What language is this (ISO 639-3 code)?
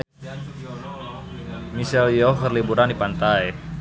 sun